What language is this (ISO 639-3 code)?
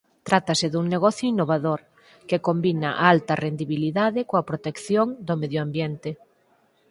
glg